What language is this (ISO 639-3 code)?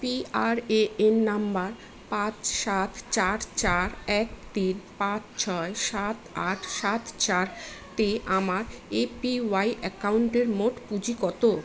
ben